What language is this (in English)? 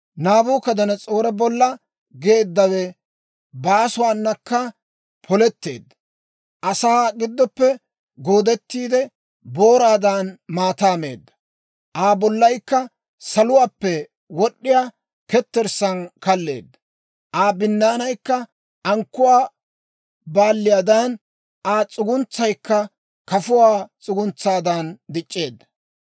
Dawro